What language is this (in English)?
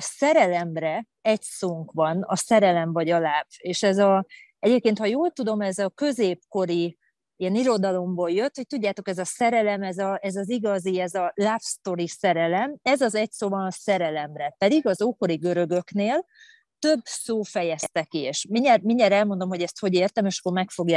Hungarian